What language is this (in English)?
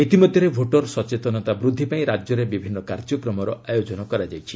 Odia